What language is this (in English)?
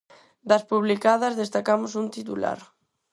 Galician